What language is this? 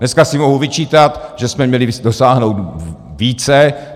Czech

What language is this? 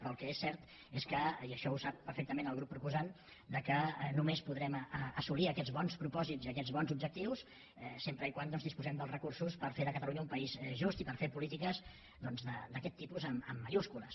Catalan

